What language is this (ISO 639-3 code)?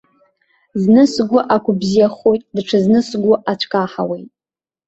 abk